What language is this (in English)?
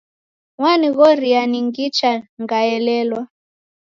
Taita